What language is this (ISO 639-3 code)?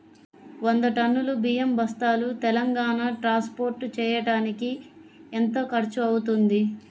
tel